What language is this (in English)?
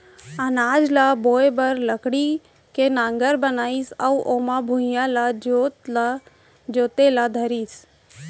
Chhattisgarhi